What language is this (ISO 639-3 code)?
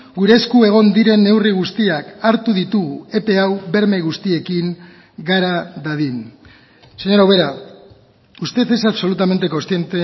eus